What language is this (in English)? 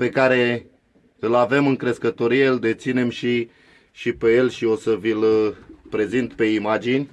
Romanian